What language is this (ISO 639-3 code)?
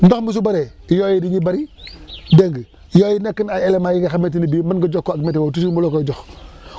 wol